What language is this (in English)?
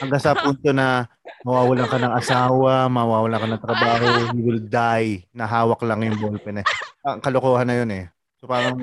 Filipino